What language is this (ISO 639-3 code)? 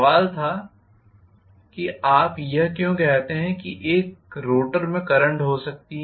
hin